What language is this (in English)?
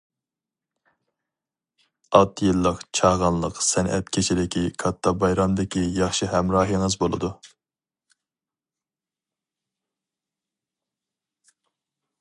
Uyghur